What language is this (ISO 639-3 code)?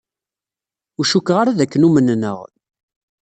kab